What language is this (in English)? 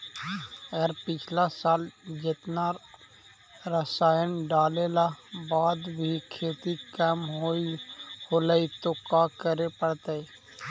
Magahi